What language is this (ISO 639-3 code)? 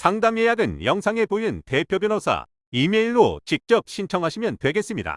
kor